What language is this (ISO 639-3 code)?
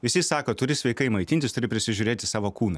lit